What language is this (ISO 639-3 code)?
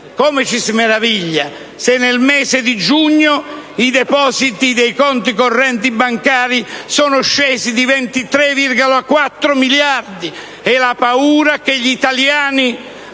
ita